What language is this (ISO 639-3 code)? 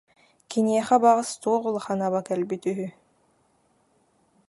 sah